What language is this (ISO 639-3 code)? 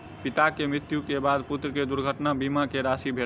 mai